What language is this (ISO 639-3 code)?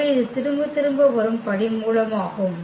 tam